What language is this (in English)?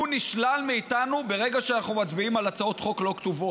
Hebrew